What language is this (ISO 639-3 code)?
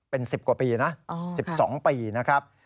tha